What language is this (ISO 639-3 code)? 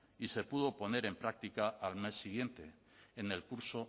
spa